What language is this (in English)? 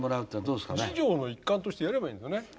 Japanese